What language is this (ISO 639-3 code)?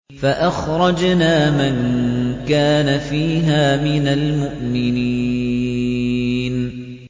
ara